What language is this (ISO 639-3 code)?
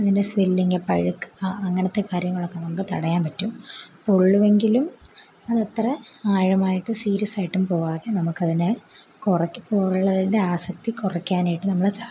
mal